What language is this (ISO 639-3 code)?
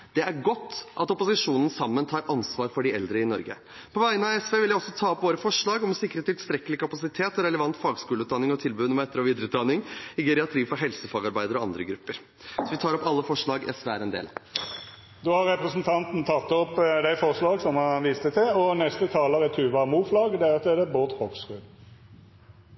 nor